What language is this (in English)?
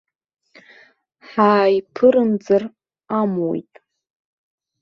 Abkhazian